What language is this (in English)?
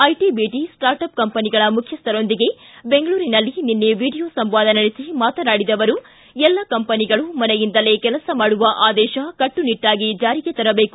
Kannada